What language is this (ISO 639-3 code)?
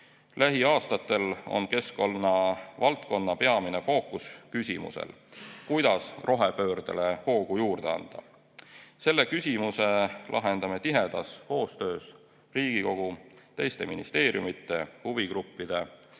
est